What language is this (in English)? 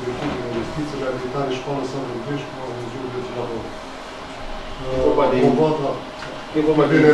Romanian